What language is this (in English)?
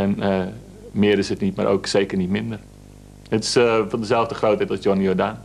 Dutch